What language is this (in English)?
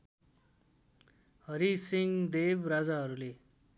Nepali